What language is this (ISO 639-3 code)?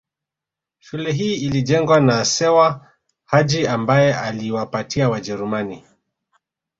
swa